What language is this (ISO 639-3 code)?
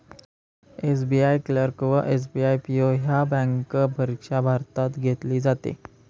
mar